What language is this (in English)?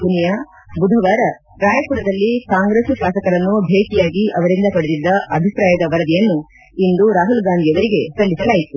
Kannada